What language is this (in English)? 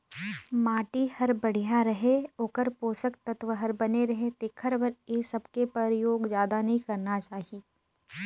Chhattisgarhi